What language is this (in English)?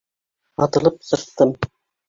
Bashkir